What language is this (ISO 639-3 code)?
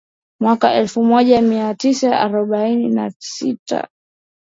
swa